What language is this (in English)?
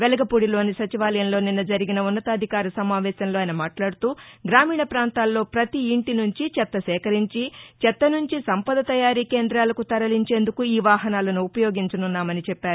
Telugu